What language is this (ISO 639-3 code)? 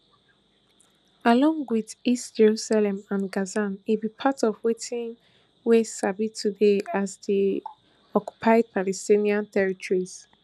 pcm